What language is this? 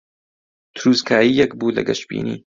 Central Kurdish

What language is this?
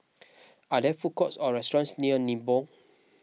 English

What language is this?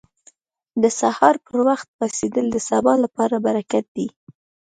Pashto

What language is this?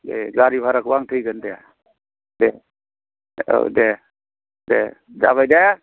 Bodo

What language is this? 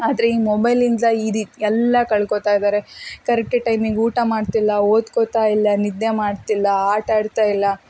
Kannada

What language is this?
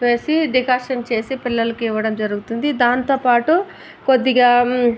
Telugu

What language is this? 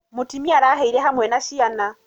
Kikuyu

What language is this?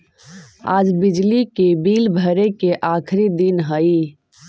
Magahi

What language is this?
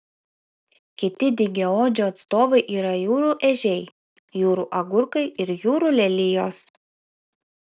Lithuanian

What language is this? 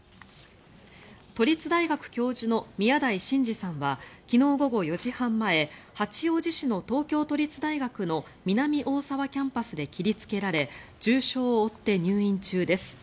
Japanese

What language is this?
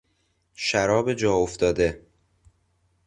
Persian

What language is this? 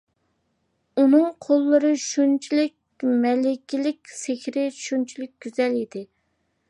Uyghur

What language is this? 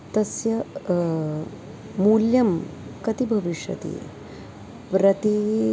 Sanskrit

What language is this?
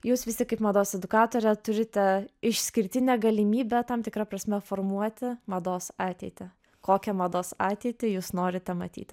Lithuanian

